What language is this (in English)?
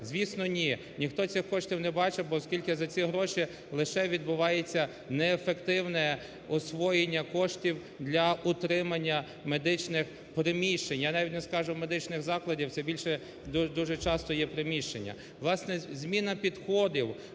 Ukrainian